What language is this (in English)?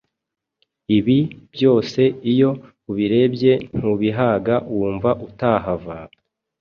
Kinyarwanda